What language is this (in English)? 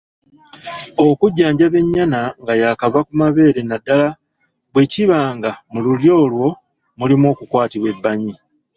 Ganda